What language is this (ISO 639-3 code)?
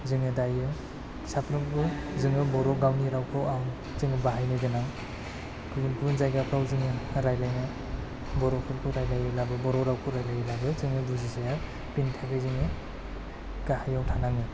brx